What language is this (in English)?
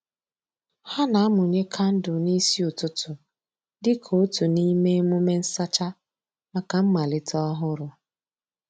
Igbo